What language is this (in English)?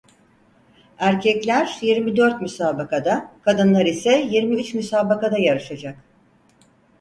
Turkish